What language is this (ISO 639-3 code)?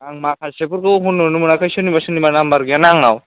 brx